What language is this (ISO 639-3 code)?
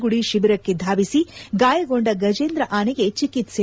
kan